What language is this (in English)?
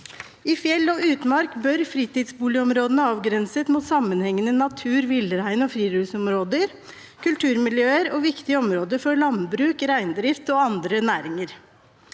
Norwegian